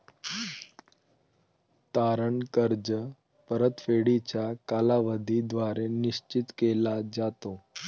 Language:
Marathi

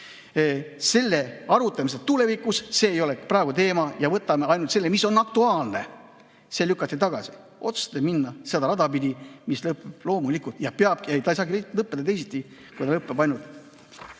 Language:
Estonian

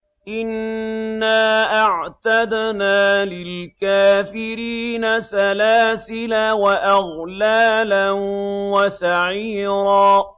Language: Arabic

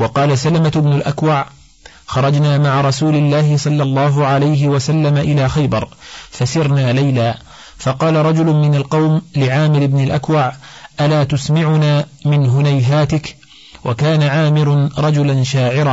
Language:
Arabic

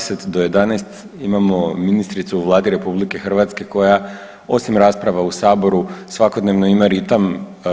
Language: Croatian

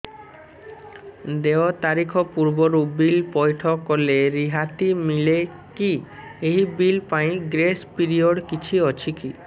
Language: Odia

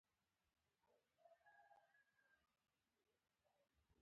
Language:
Pashto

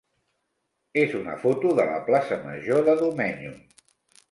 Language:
Catalan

